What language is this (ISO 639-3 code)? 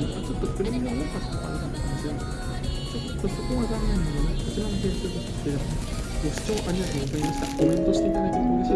jpn